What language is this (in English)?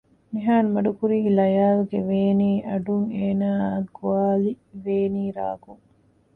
Divehi